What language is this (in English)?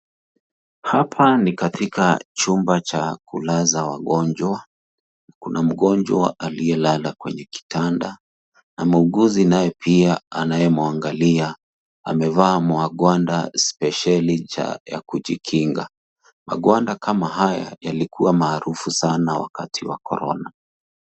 Swahili